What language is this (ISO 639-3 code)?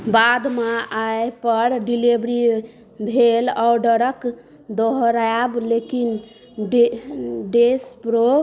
mai